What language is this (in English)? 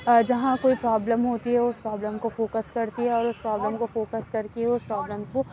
Urdu